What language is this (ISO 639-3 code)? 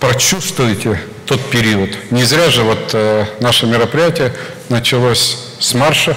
rus